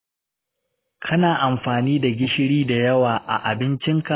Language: Hausa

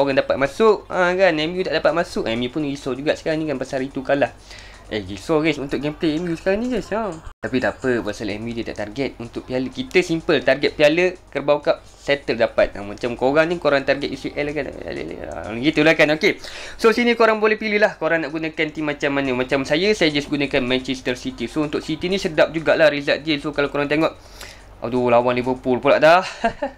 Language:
Malay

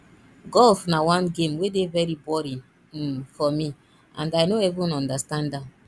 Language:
Nigerian Pidgin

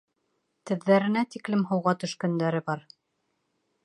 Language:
Bashkir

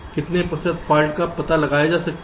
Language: Hindi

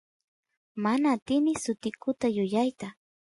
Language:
Santiago del Estero Quichua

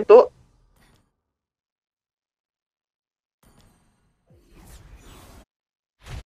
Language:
Indonesian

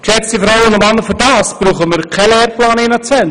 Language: Swiss German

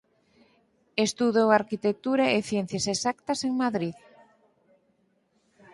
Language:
Galician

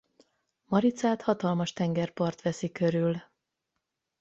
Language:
Hungarian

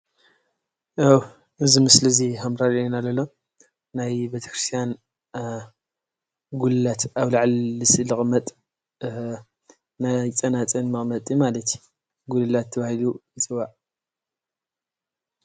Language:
Tigrinya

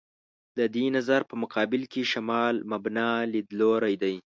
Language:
Pashto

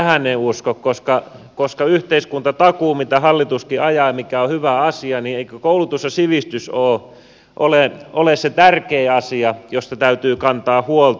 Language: Finnish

